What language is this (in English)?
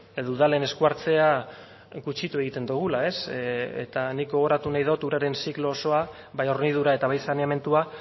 Basque